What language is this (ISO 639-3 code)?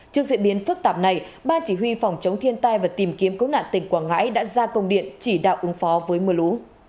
vie